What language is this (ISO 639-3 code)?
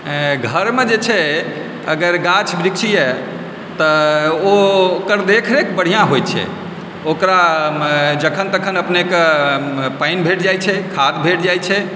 mai